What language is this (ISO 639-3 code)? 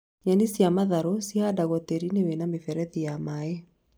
kik